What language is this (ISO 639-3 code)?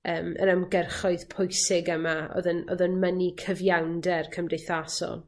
cym